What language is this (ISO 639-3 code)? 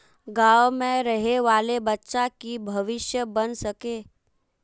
mag